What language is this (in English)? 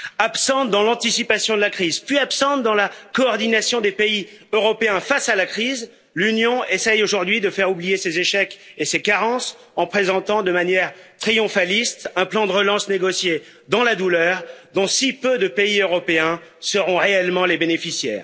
French